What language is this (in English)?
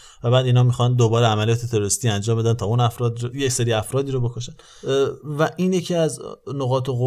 Persian